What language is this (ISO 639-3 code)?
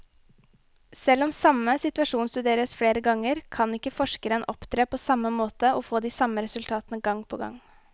nor